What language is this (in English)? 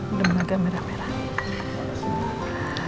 Indonesian